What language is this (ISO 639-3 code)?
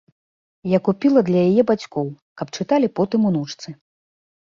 bel